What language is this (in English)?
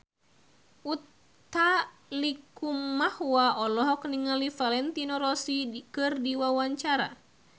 Sundanese